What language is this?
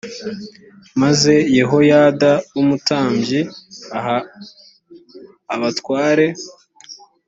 Kinyarwanda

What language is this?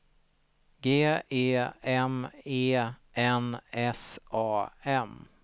Swedish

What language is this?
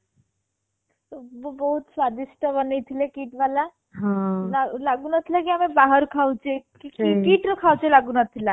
Odia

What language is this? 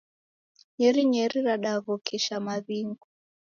Taita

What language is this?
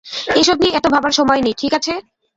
Bangla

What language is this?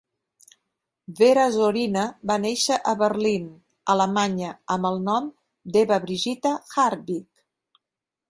Catalan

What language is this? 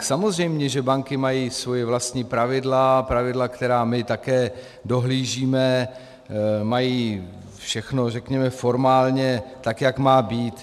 Czech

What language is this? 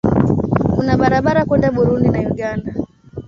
Swahili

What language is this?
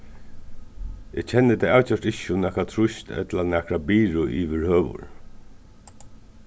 Faroese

